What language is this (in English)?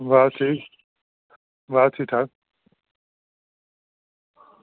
Dogri